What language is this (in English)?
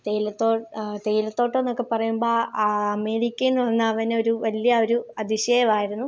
Malayalam